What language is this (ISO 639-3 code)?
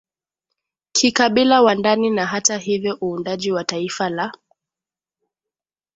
swa